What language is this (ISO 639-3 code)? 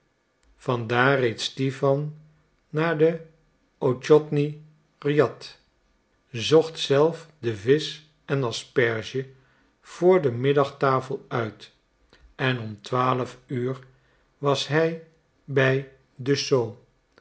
nld